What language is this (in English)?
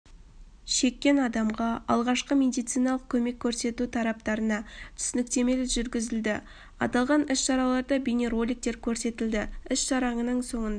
Kazakh